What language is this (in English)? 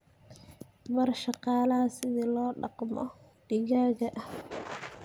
Somali